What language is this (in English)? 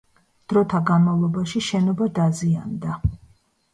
Georgian